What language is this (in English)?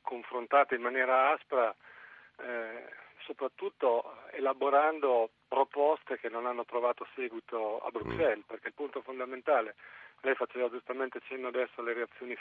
Italian